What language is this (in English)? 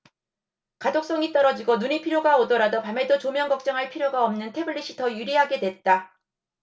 Korean